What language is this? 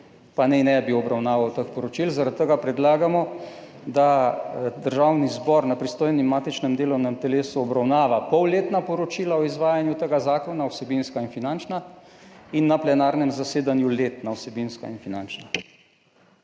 Slovenian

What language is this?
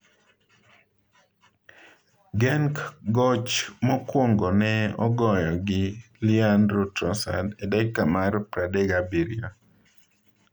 Luo (Kenya and Tanzania)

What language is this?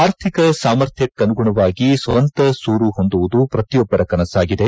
Kannada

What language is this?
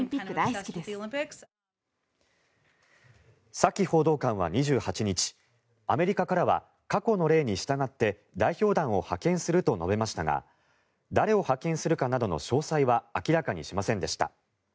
Japanese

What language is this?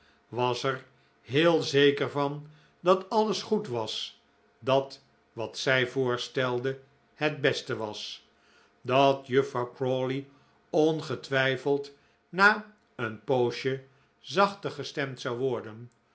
Dutch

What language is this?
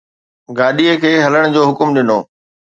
Sindhi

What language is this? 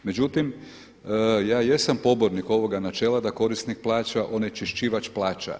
Croatian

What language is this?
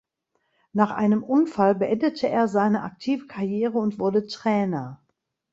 German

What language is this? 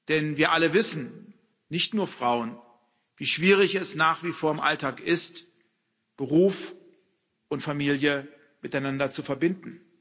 German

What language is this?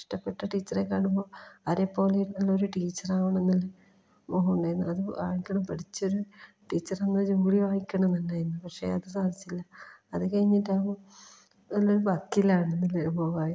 Malayalam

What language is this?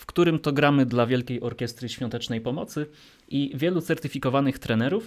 Polish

